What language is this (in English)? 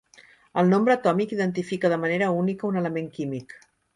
Catalan